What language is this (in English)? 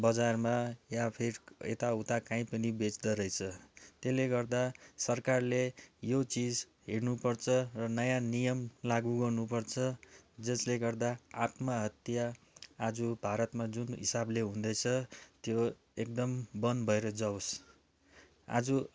Nepali